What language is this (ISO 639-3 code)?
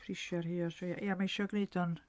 cym